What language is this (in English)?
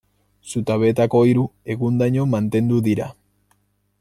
Basque